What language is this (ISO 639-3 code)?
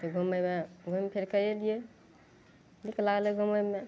mai